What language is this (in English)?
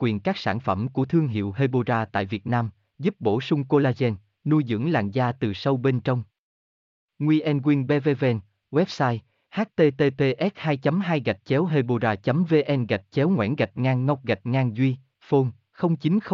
Vietnamese